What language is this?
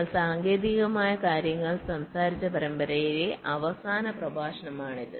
Malayalam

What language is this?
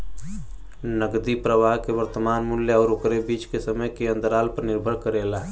Bhojpuri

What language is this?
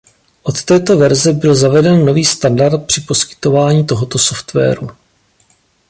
Czech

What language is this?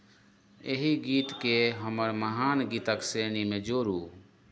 Maithili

